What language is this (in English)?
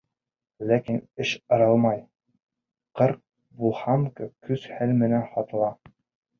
Bashkir